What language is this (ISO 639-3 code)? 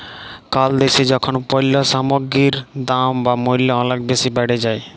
ben